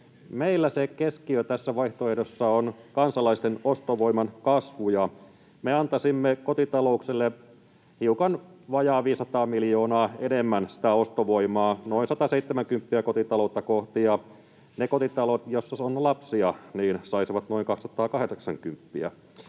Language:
Finnish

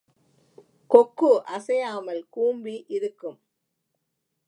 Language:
Tamil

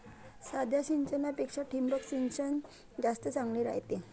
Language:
Marathi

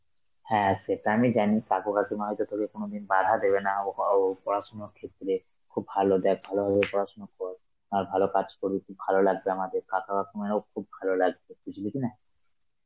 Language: Bangla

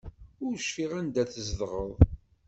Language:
Kabyle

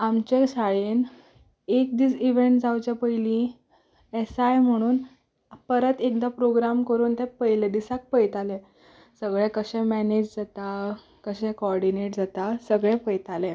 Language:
Konkani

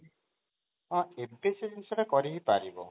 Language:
Odia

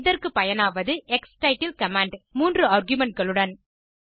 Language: Tamil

